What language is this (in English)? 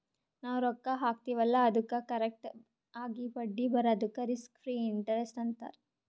Kannada